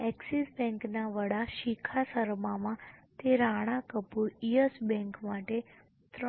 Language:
Gujarati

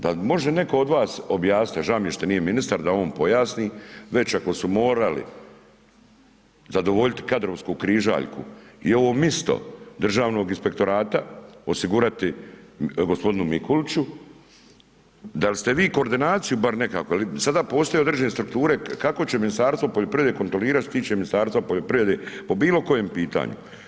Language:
Croatian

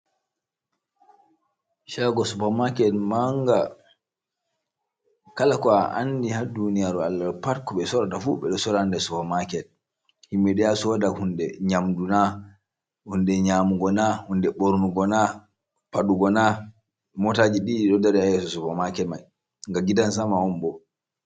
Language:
Fula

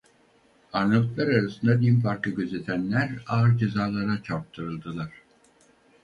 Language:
Turkish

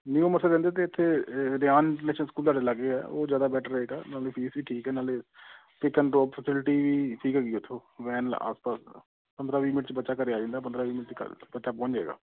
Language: Punjabi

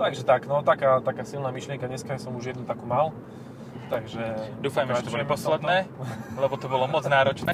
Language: Slovak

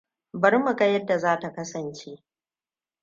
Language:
Hausa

